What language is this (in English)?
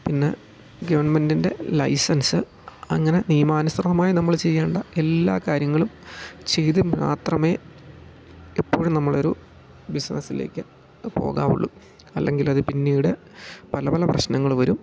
Malayalam